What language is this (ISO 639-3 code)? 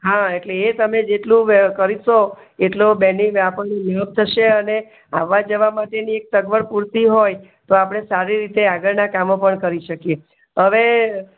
guj